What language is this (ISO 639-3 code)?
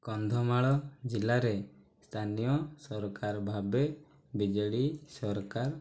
ori